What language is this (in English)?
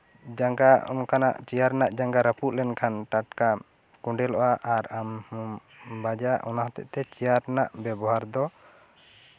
Santali